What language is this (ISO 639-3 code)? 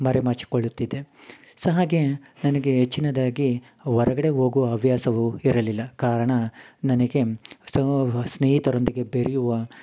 kan